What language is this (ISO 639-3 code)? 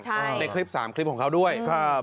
tha